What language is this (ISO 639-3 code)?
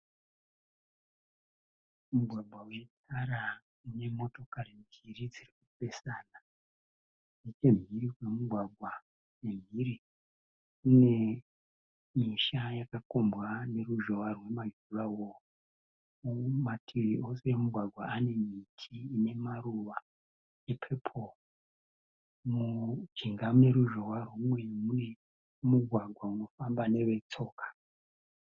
sna